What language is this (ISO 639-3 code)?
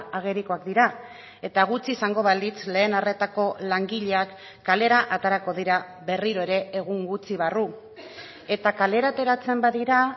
eus